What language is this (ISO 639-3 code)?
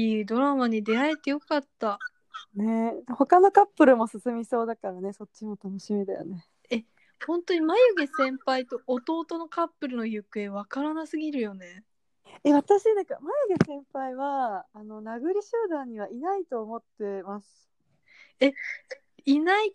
jpn